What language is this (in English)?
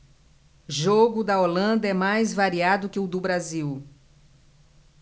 Portuguese